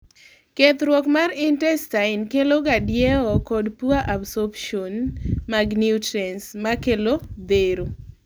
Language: Luo (Kenya and Tanzania)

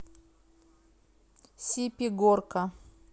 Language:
Russian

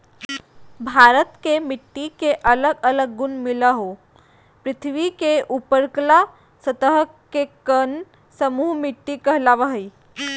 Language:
Magahi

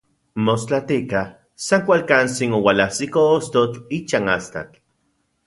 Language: Central Puebla Nahuatl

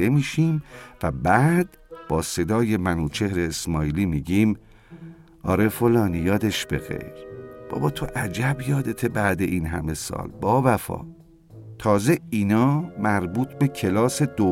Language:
Persian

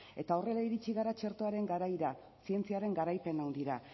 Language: Basque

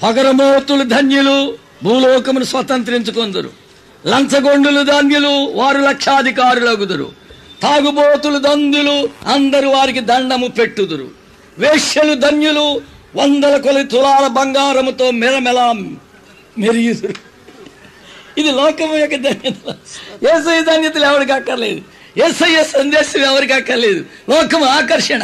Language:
Telugu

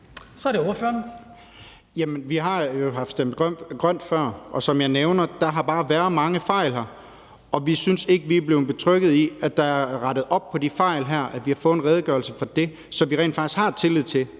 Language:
Danish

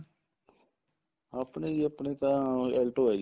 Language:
Punjabi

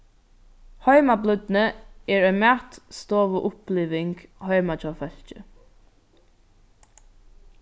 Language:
Faroese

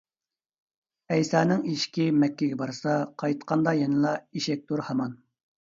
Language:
Uyghur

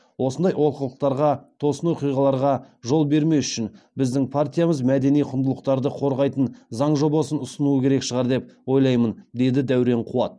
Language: Kazakh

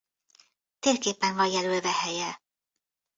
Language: Hungarian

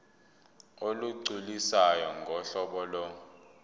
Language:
Zulu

